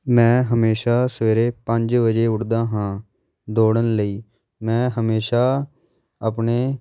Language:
Punjabi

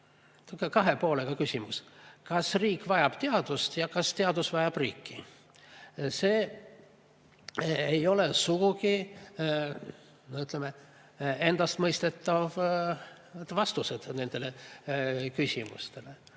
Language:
Estonian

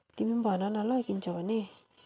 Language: Nepali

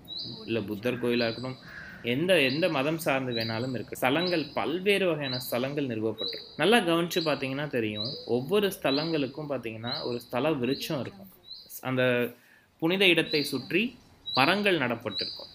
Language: Tamil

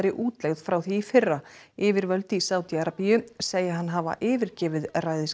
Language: Icelandic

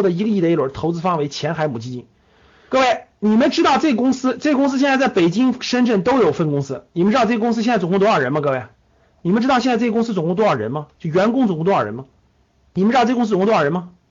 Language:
Chinese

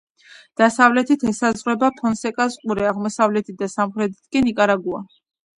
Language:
Georgian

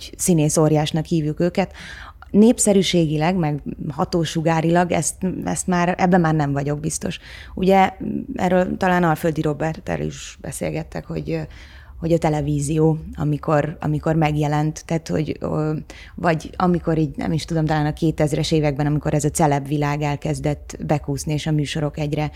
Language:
Hungarian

